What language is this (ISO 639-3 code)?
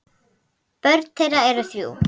isl